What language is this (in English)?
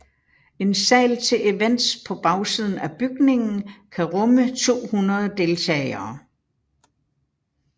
Danish